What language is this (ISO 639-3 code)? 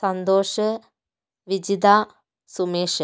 mal